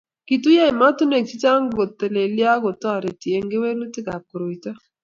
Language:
Kalenjin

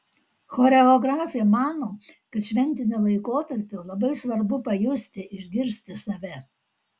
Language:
Lithuanian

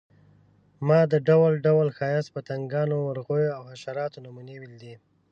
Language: Pashto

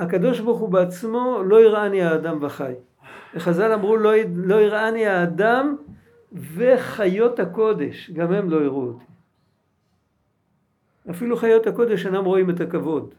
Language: Hebrew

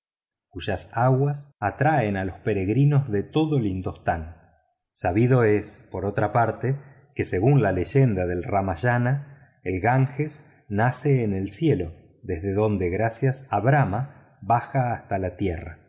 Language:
Spanish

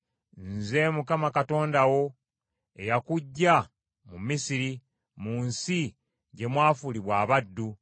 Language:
Ganda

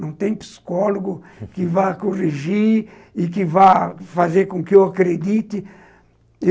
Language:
Portuguese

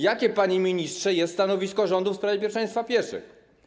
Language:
Polish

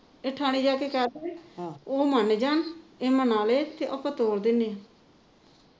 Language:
Punjabi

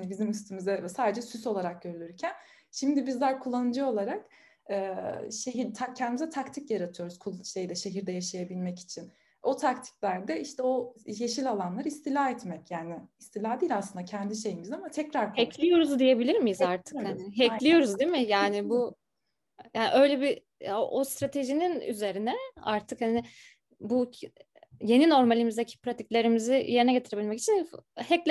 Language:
Turkish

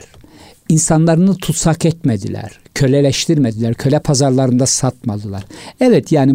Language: Turkish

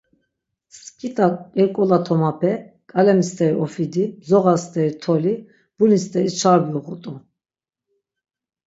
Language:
Laz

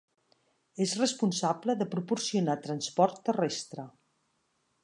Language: Catalan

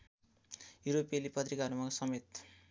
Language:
Nepali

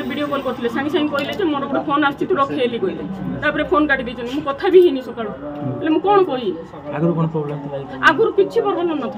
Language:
Romanian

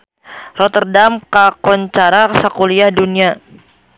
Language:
Sundanese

